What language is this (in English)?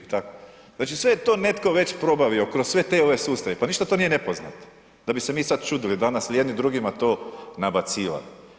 Croatian